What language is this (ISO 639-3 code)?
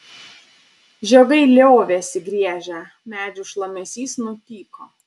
lit